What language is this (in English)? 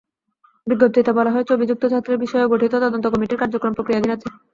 Bangla